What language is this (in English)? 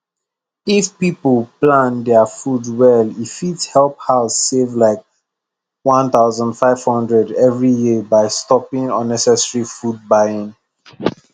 Nigerian Pidgin